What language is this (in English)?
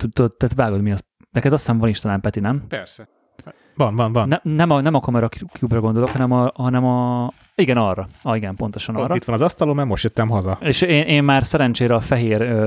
Hungarian